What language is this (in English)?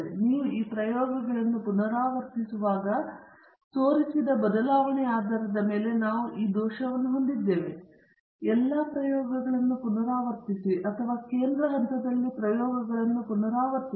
Kannada